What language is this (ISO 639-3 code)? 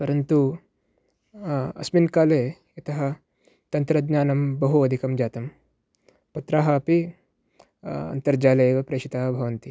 san